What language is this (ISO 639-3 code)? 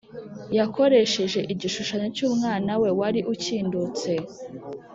kin